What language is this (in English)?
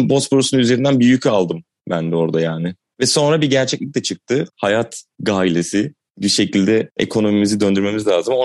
Turkish